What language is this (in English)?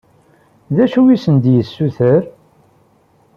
Kabyle